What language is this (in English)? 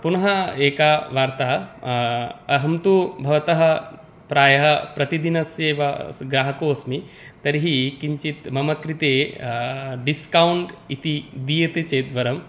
Sanskrit